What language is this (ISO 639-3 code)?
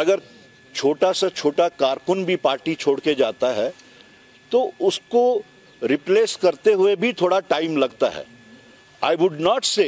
urd